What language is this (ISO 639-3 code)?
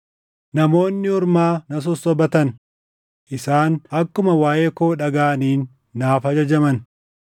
orm